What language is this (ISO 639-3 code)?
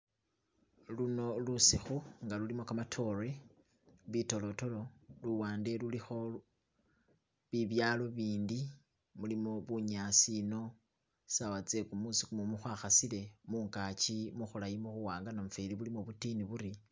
myx